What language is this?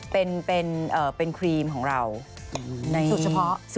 Thai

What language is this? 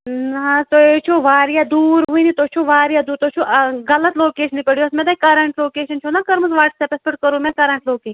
Kashmiri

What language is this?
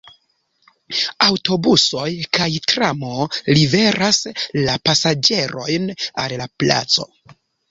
Esperanto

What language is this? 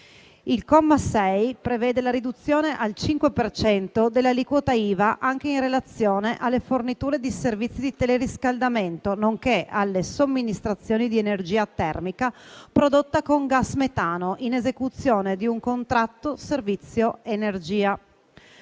Italian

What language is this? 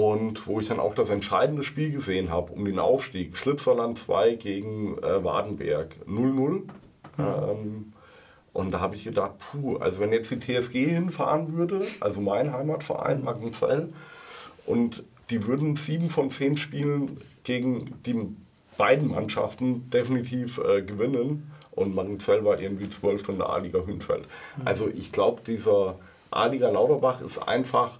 German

